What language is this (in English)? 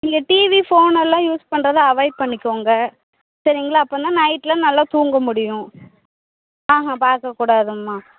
Tamil